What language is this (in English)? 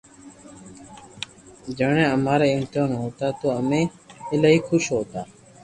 Loarki